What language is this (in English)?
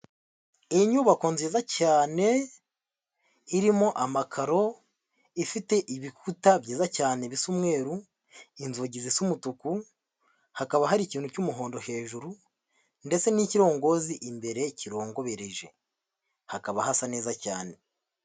Kinyarwanda